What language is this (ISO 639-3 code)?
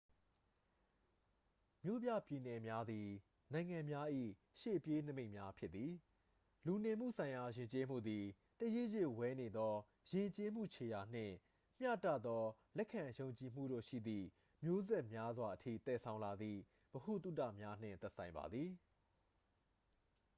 mya